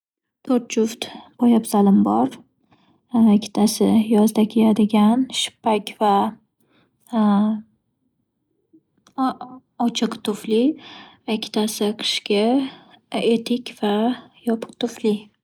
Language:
Uzbek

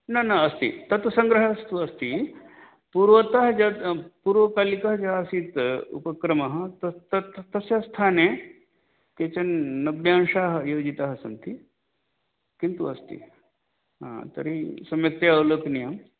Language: Sanskrit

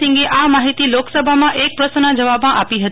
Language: Gujarati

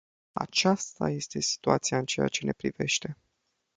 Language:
Romanian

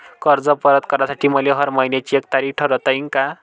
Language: Marathi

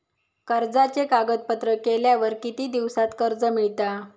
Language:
Marathi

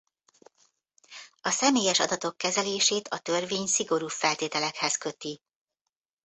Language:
Hungarian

